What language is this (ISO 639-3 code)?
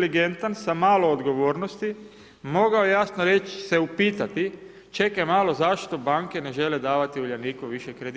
hrv